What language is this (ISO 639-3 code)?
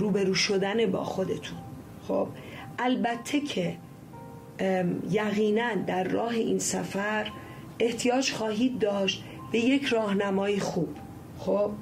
fas